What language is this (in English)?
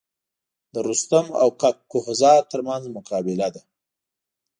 Pashto